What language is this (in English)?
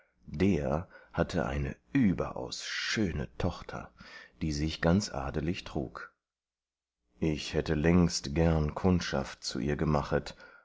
German